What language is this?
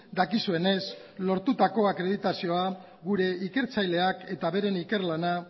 Basque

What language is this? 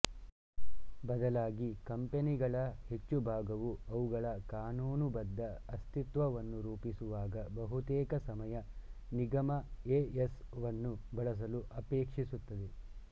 Kannada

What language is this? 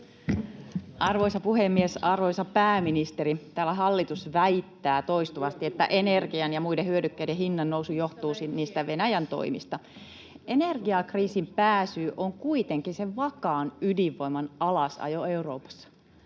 Finnish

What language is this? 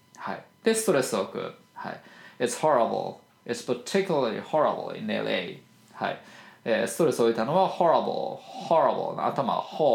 Japanese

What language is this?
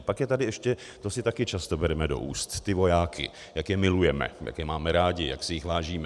Czech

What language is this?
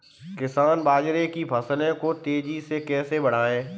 Hindi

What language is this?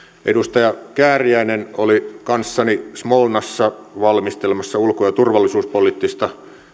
Finnish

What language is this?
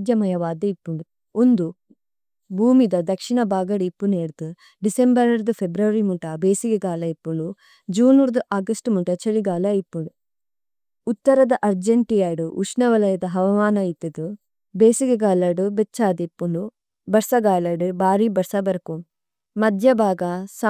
Tulu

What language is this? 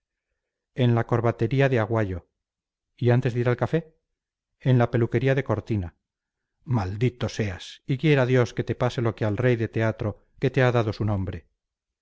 Spanish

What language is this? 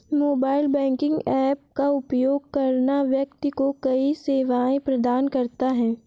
Hindi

